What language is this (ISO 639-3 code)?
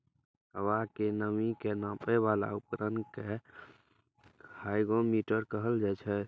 mai